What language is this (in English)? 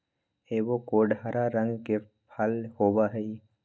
Magahi